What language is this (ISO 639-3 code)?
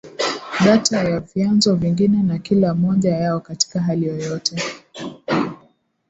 swa